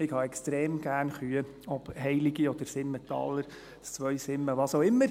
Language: Swiss German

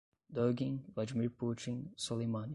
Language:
Portuguese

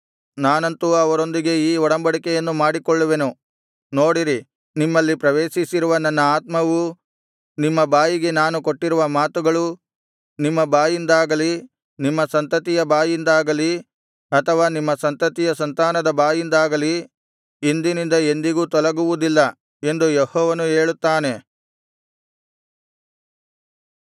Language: Kannada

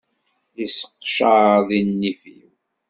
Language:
Kabyle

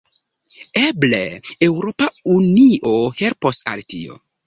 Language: Esperanto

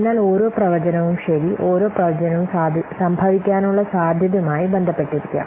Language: Malayalam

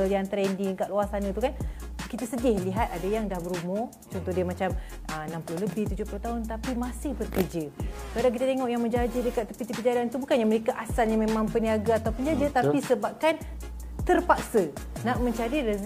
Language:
Malay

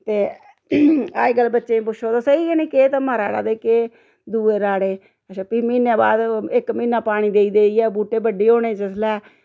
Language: Dogri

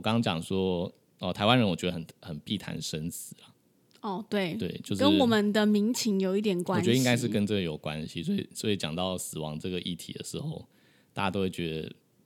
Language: Chinese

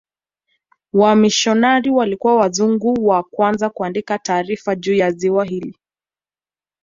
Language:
Swahili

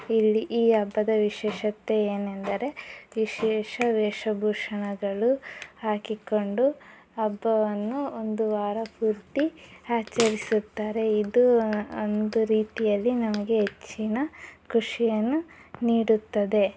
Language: Kannada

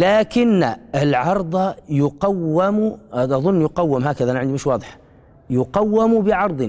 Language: Arabic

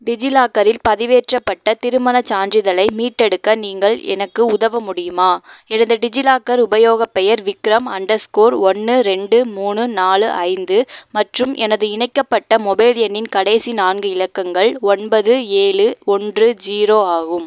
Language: Tamil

